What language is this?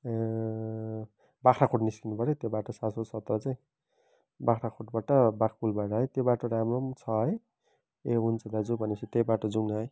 Nepali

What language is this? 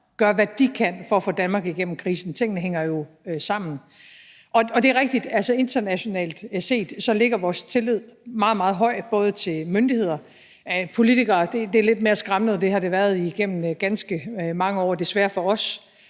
Danish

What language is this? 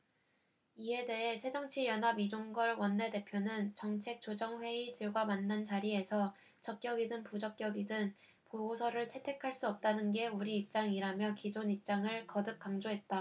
Korean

